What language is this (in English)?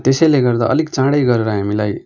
Nepali